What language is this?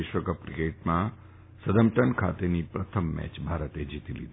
Gujarati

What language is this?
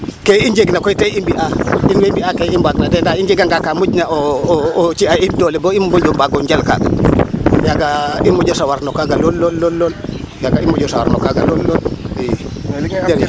Serer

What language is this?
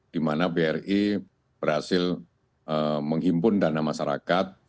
Indonesian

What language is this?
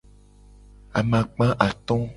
Gen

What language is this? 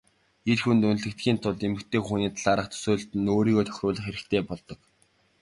Mongolian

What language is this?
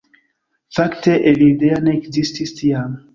Esperanto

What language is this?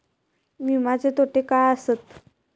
Marathi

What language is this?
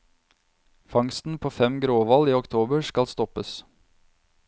Norwegian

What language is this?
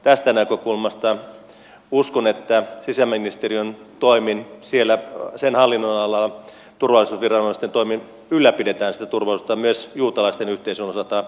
Finnish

